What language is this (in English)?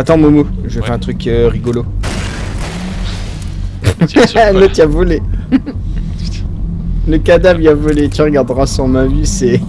French